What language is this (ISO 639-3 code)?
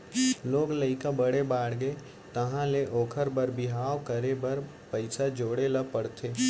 hne